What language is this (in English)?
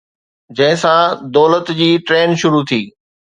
Sindhi